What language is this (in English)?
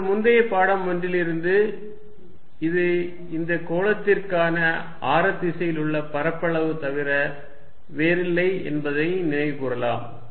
Tamil